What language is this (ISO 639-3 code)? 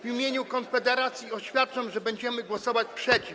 pol